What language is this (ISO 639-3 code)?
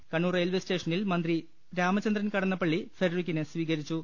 mal